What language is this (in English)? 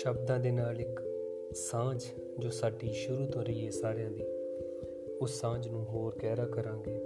Punjabi